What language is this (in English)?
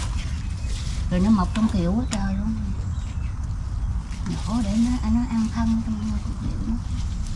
Vietnamese